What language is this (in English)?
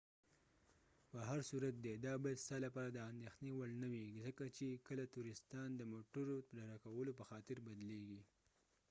Pashto